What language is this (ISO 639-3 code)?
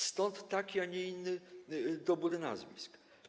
pol